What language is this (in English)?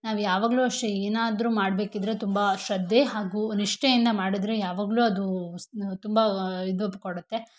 Kannada